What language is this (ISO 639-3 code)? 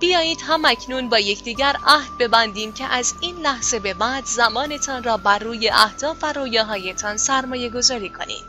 fas